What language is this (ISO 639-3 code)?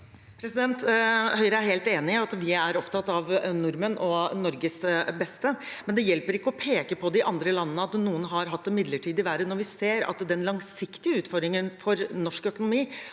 nor